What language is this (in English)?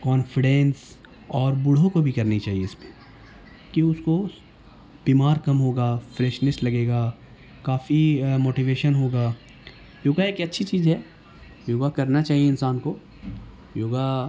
Urdu